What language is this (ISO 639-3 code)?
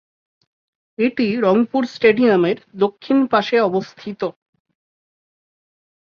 ben